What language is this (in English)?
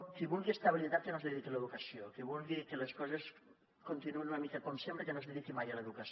Catalan